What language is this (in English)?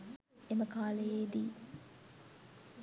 Sinhala